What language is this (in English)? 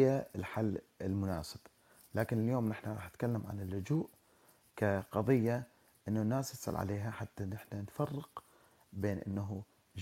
Arabic